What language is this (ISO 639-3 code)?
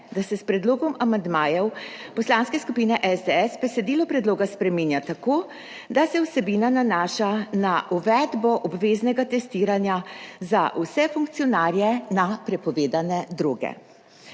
slv